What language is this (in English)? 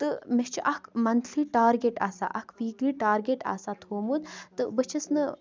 Kashmiri